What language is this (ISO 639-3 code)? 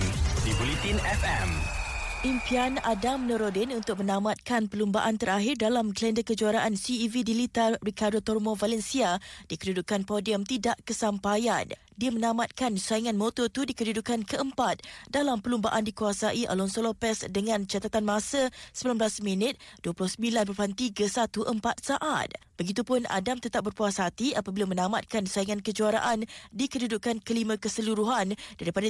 msa